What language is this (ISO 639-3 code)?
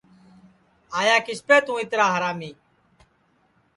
ssi